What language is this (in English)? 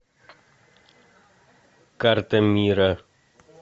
Russian